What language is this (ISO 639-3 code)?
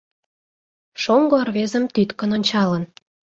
chm